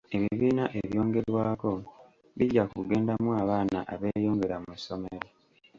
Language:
Ganda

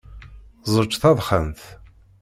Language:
Kabyle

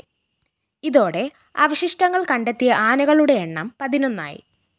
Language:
Malayalam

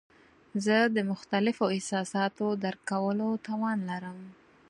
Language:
Pashto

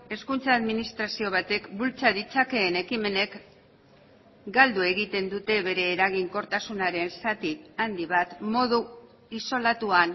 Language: Basque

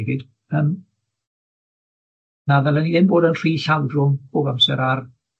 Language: Welsh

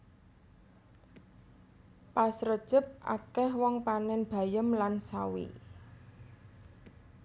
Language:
Javanese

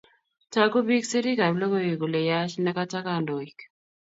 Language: Kalenjin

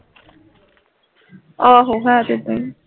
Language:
Punjabi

